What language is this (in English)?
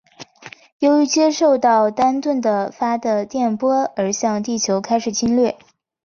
Chinese